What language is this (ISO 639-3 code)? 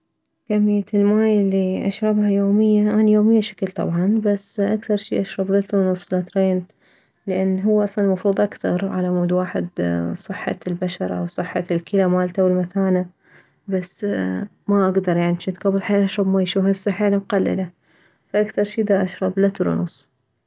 acm